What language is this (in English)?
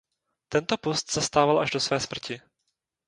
Czech